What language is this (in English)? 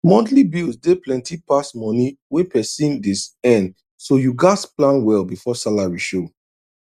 Nigerian Pidgin